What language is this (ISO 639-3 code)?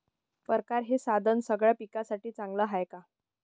mar